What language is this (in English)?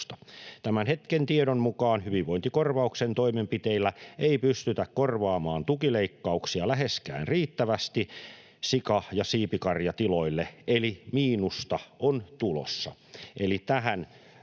Finnish